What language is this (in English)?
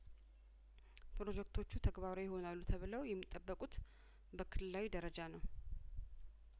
Amharic